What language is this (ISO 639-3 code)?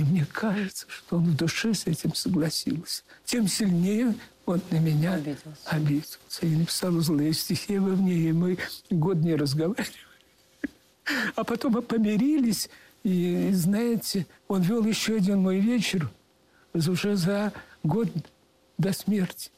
rus